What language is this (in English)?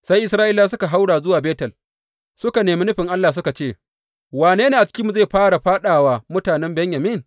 Hausa